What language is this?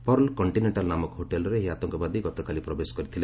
Odia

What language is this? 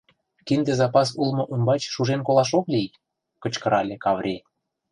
Mari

